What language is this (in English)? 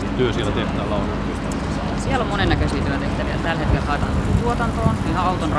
Finnish